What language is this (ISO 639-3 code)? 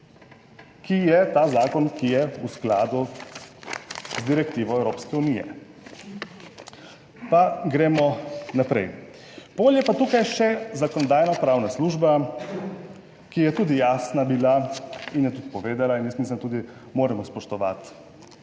slv